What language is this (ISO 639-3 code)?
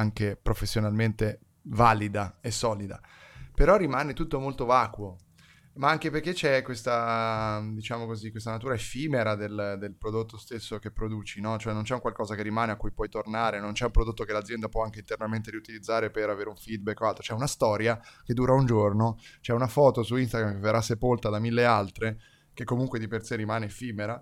ita